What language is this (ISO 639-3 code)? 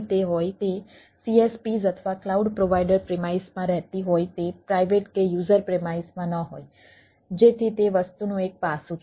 guj